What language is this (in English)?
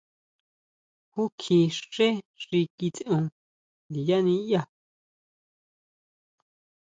Huautla Mazatec